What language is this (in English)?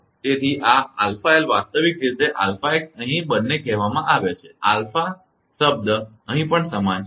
Gujarati